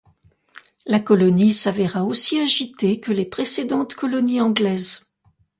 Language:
French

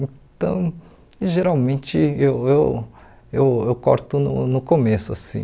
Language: Portuguese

